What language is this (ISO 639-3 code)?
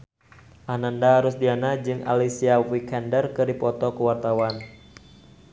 sun